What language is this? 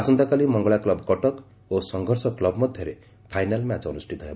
Odia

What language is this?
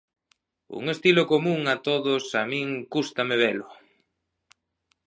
Galician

